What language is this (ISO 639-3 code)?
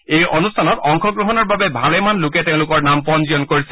asm